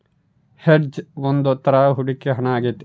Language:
Kannada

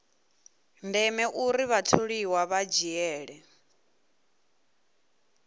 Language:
Venda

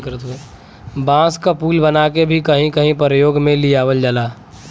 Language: Bhojpuri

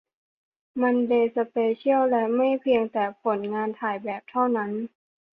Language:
Thai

